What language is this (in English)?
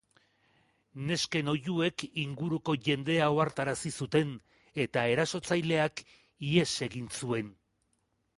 Basque